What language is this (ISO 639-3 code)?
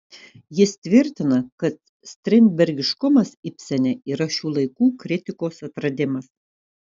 lit